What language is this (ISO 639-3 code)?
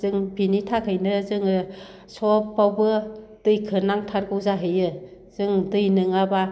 brx